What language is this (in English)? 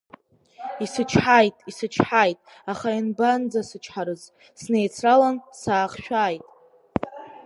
Abkhazian